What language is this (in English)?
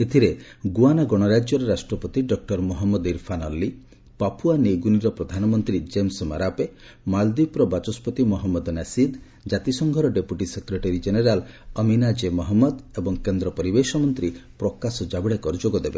Odia